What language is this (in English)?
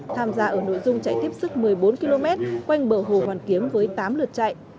Vietnamese